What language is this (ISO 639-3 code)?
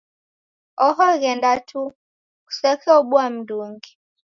dav